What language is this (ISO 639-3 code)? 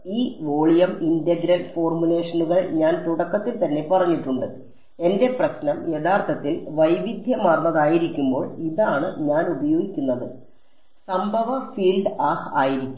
mal